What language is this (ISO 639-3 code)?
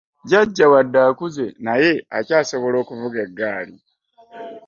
lug